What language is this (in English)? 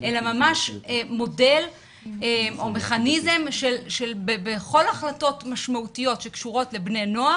Hebrew